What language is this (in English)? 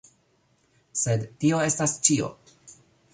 Esperanto